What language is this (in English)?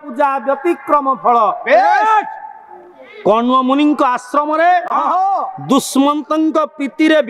Thai